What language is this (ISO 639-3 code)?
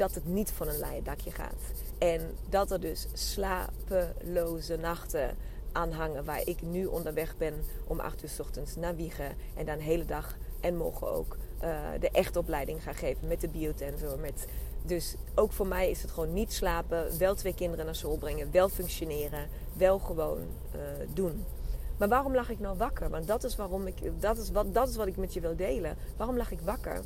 nld